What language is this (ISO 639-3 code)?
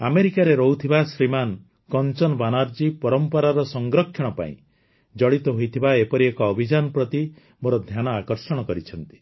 ori